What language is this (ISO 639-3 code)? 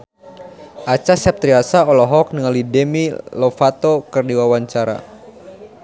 sun